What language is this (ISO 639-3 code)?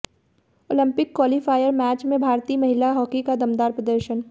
hin